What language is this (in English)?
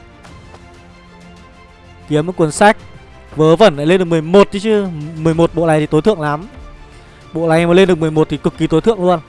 Vietnamese